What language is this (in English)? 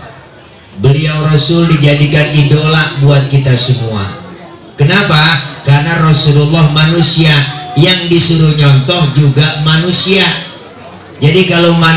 Indonesian